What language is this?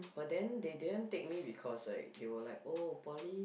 English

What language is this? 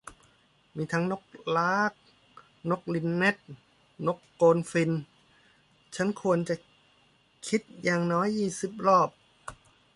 Thai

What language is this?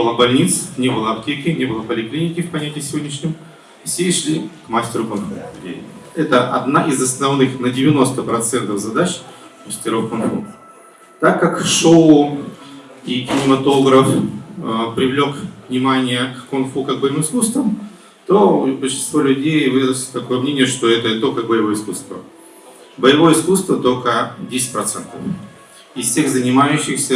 Russian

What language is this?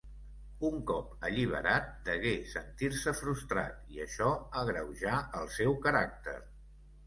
Catalan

